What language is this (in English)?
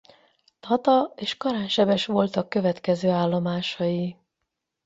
Hungarian